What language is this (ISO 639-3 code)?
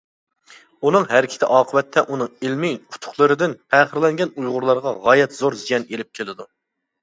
uig